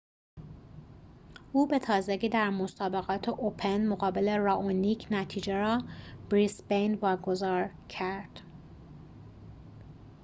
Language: Persian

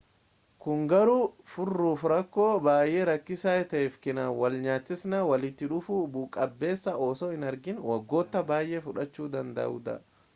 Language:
Oromo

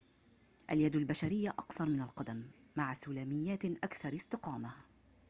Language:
Arabic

